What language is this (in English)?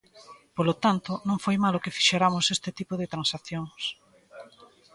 Galician